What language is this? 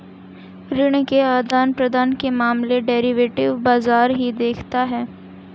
Hindi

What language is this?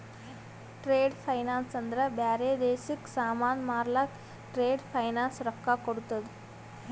Kannada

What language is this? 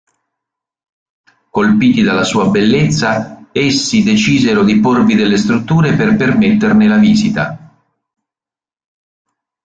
Italian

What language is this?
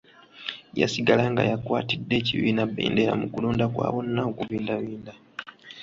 Ganda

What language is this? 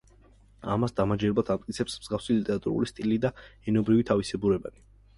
Georgian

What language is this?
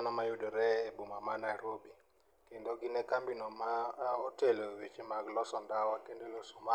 Luo (Kenya and Tanzania)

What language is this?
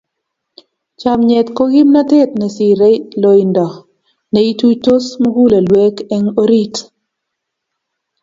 Kalenjin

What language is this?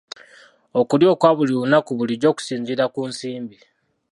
Ganda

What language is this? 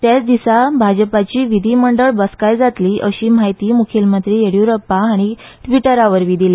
Konkani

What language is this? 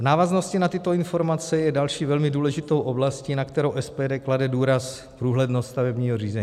Czech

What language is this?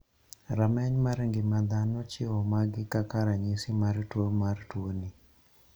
Luo (Kenya and Tanzania)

